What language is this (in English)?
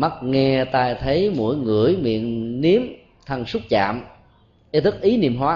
Vietnamese